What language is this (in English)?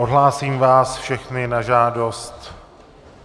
Czech